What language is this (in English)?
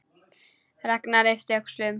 Icelandic